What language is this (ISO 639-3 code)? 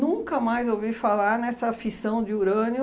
por